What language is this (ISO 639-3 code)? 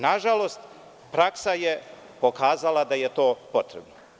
srp